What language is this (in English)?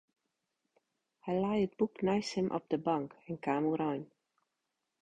Western Frisian